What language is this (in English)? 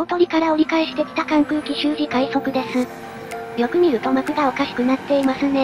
Japanese